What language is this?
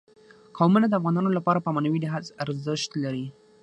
Pashto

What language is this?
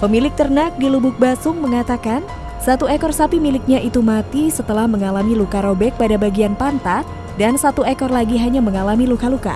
Indonesian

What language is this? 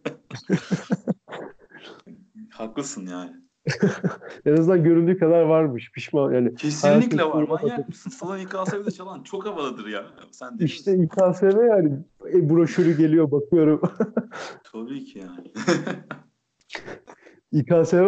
Turkish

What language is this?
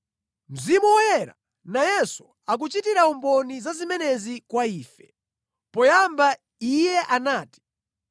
Nyanja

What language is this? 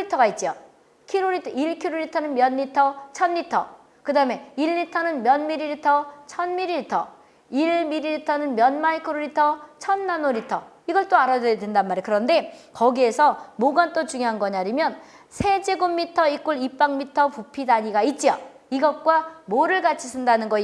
Korean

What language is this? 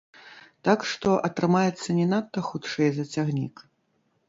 Belarusian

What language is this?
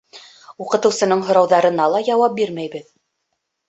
Bashkir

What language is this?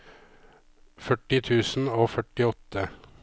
Norwegian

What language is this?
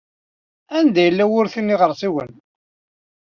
Kabyle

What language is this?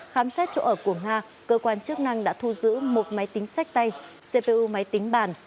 Vietnamese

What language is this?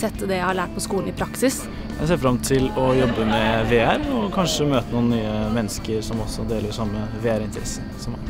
Norwegian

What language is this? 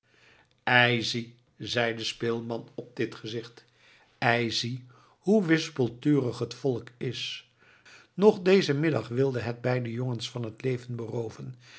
Dutch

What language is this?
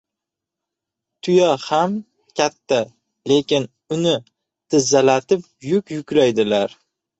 Uzbek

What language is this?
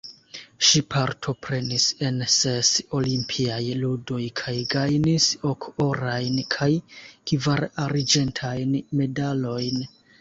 Esperanto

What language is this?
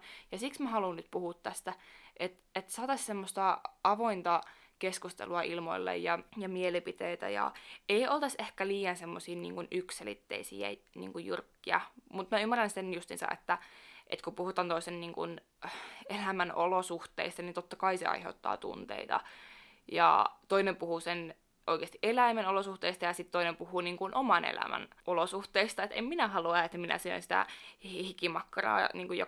Finnish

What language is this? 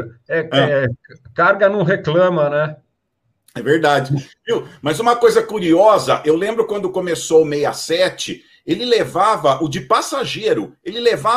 Portuguese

